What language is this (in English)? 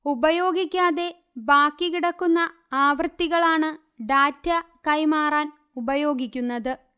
Malayalam